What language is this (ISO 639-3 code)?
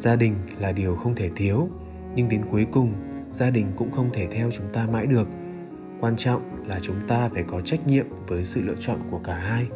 vie